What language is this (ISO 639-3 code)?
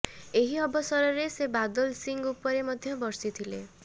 ori